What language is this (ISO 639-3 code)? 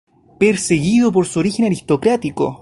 spa